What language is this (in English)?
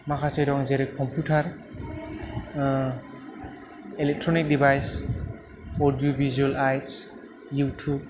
Bodo